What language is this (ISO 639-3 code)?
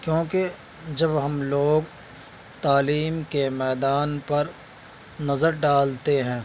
urd